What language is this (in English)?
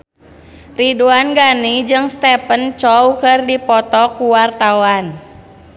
Sundanese